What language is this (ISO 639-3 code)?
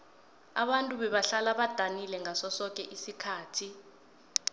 nbl